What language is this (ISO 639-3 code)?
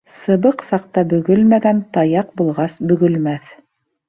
bak